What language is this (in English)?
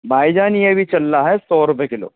Urdu